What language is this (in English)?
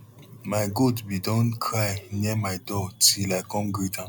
Nigerian Pidgin